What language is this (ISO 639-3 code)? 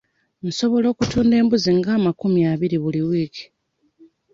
lug